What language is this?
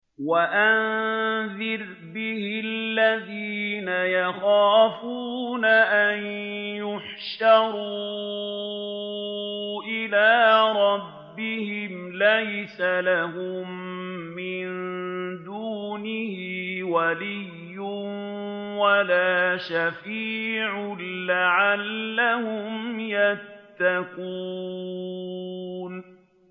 Arabic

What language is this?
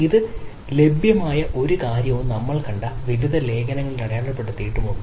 Malayalam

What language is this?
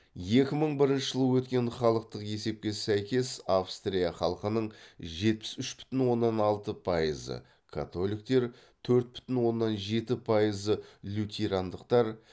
Kazakh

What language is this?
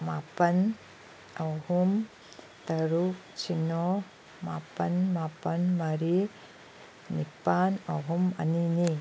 Manipuri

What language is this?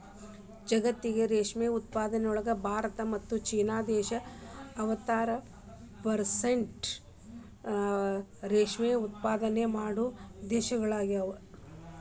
Kannada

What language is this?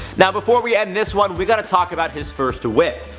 English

